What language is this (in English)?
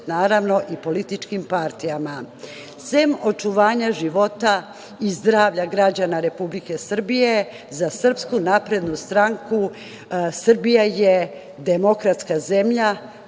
Serbian